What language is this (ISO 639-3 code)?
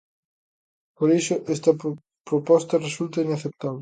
glg